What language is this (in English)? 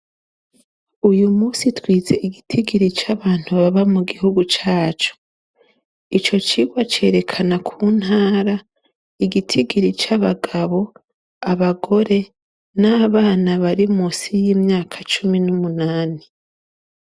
Rundi